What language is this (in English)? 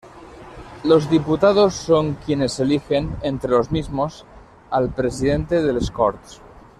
Spanish